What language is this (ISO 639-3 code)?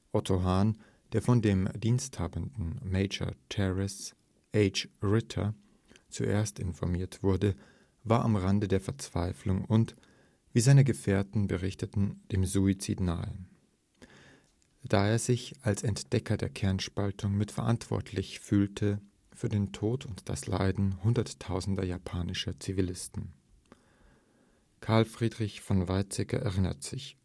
deu